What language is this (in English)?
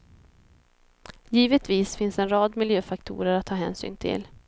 Swedish